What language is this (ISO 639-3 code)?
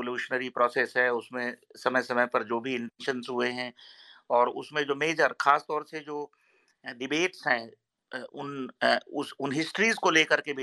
hin